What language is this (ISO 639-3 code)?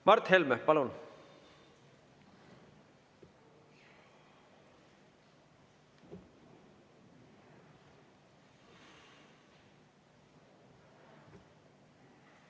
est